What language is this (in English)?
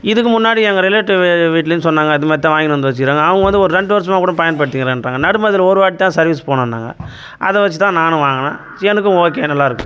Tamil